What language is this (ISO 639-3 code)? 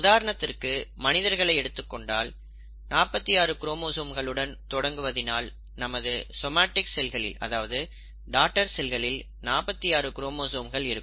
tam